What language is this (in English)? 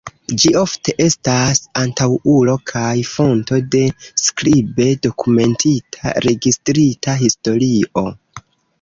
Esperanto